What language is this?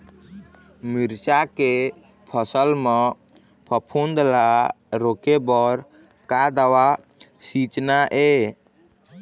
Chhattisgarhi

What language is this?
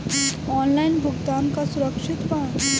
Bhojpuri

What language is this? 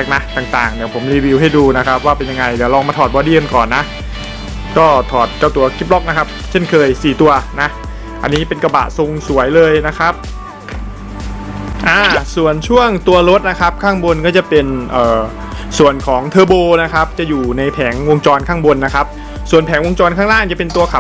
Thai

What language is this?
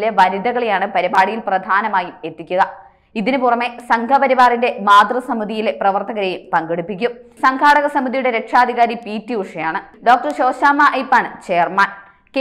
Malayalam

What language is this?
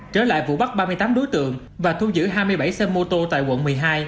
Vietnamese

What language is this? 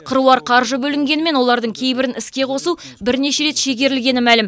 Kazakh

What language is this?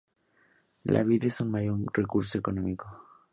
Spanish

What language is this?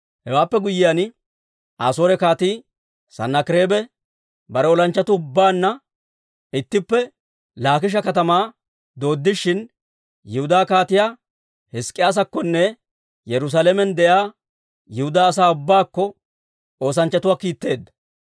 Dawro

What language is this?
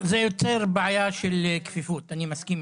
Hebrew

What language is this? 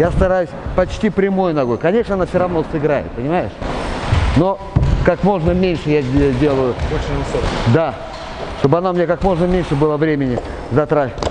Russian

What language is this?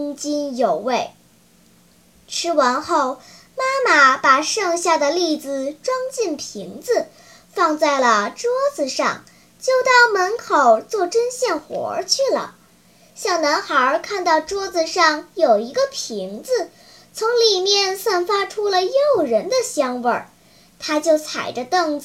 Chinese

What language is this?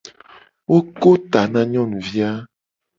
Gen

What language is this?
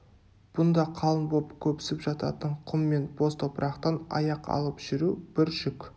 Kazakh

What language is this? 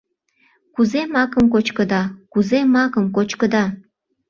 Mari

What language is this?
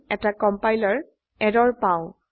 Assamese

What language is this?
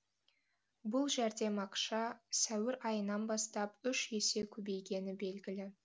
Kazakh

